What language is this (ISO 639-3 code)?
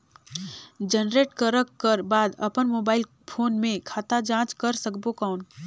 hne